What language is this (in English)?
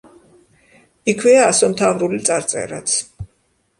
Georgian